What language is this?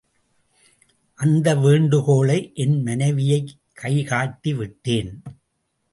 Tamil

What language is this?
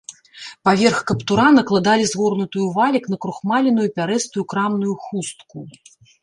Belarusian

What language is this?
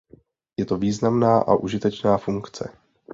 Czech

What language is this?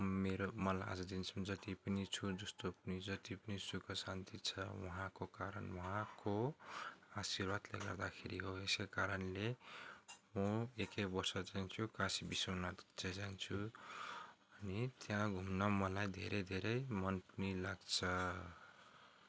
Nepali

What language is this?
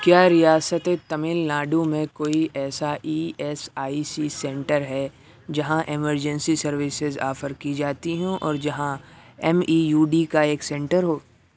Urdu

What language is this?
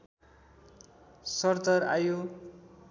Nepali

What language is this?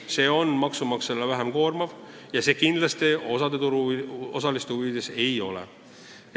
Estonian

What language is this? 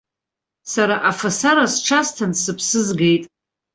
Abkhazian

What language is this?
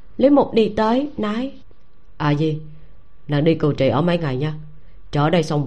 Vietnamese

